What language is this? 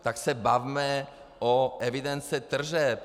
Czech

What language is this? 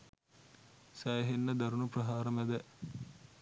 Sinhala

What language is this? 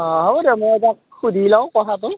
Assamese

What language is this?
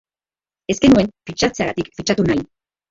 Basque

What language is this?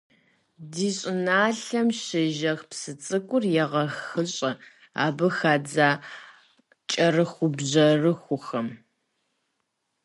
Kabardian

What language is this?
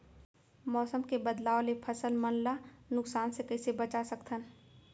Chhattisgarhi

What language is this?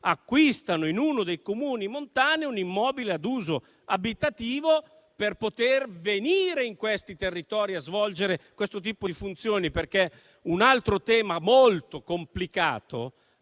Italian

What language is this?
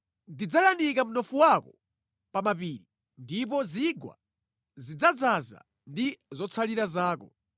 Nyanja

